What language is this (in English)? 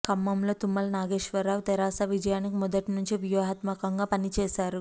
Telugu